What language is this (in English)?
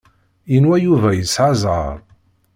Kabyle